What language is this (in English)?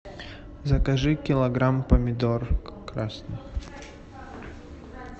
Russian